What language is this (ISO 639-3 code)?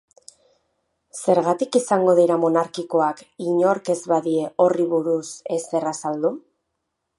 eus